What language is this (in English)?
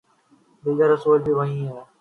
Urdu